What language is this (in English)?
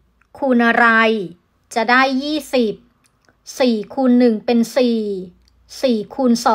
Thai